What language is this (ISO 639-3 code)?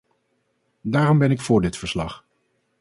nld